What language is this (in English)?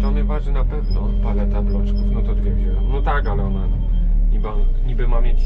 Polish